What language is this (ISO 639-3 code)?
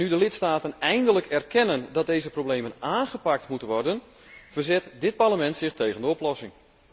nld